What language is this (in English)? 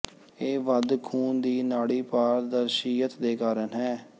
Punjabi